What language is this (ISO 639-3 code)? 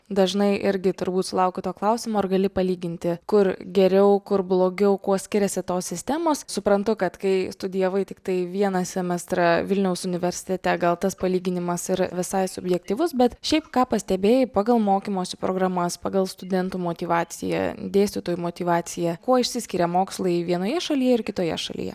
lit